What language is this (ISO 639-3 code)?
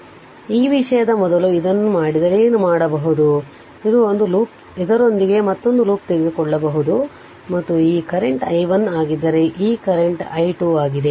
kan